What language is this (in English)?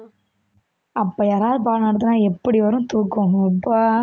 Tamil